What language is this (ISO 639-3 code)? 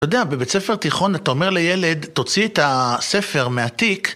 heb